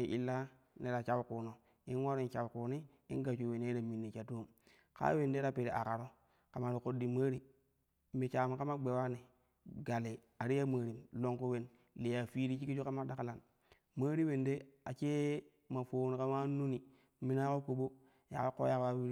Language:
Kushi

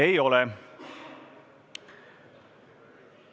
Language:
Estonian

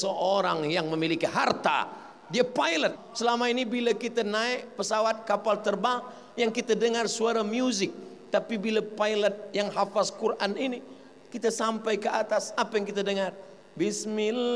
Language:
Malay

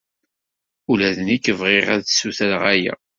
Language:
Kabyle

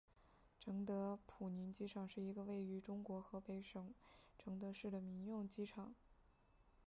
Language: Chinese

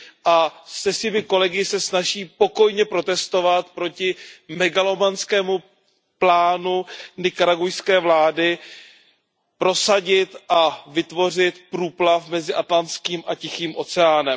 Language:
Czech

